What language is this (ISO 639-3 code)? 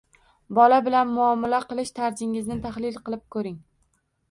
uzb